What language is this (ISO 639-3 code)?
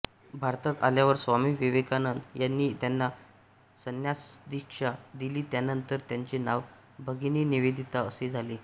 mar